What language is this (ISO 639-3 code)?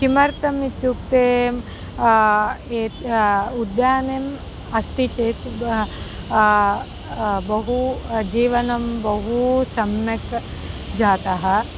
san